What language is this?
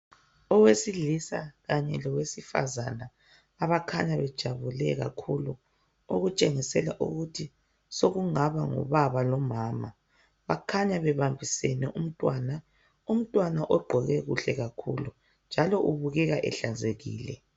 North Ndebele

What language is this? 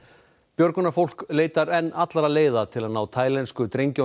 Icelandic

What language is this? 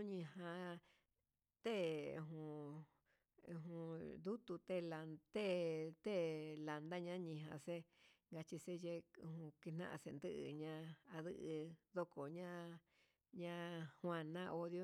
Huitepec Mixtec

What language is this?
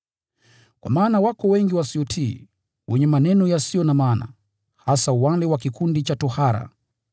Swahili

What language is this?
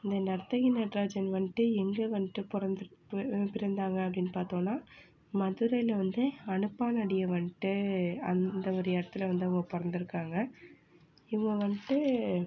Tamil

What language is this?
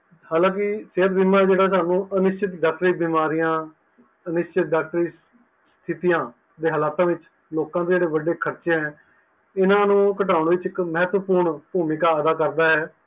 Punjabi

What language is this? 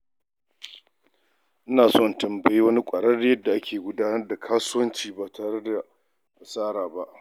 Hausa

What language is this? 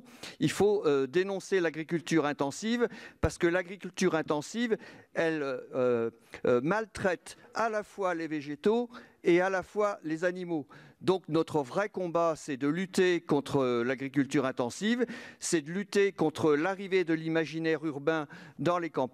French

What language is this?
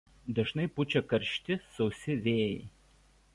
Lithuanian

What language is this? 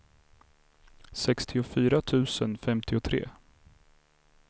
Swedish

